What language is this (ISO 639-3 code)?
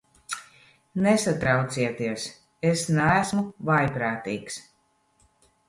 lav